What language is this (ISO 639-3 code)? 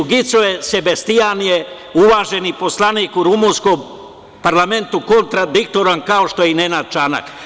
srp